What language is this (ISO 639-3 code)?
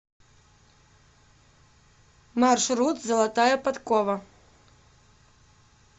rus